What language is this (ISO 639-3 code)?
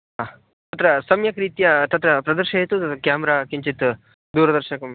san